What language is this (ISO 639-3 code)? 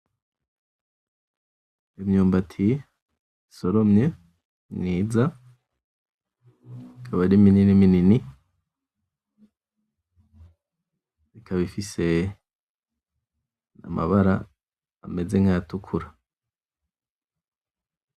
run